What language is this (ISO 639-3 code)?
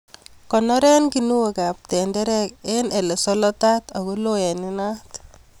kln